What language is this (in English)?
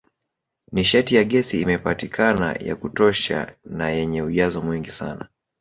Swahili